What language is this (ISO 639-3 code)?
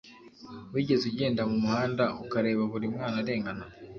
kin